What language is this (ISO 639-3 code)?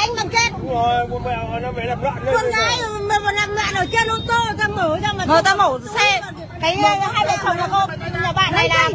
vie